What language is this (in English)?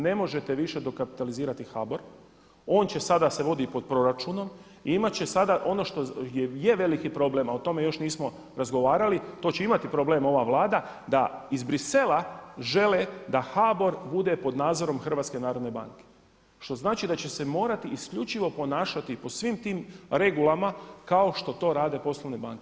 Croatian